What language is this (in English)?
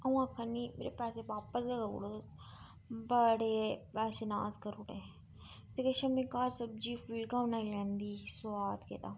Dogri